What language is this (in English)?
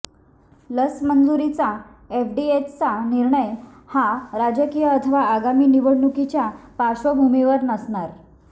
Marathi